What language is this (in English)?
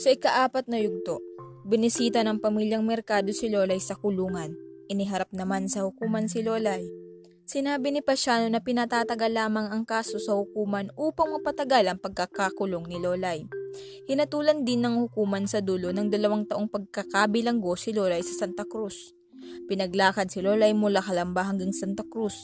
Filipino